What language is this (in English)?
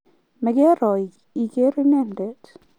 Kalenjin